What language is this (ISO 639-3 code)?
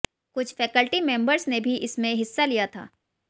hin